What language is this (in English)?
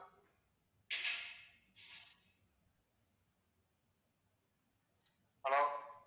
Tamil